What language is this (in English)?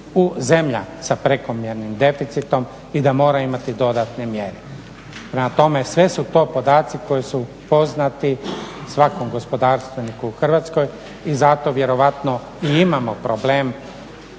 Croatian